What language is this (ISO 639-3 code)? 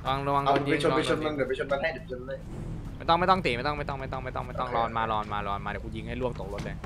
tha